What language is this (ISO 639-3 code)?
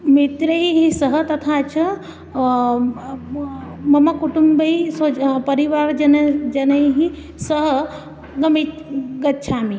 san